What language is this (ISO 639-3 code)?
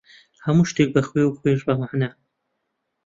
ckb